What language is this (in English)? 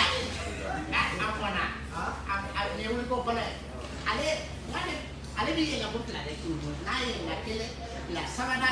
Indonesian